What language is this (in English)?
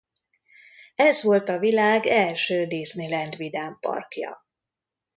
Hungarian